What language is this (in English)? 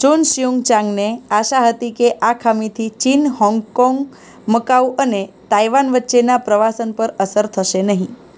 Gujarati